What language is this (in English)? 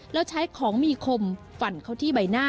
Thai